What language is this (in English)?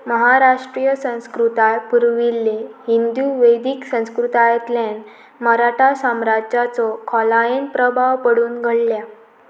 Konkani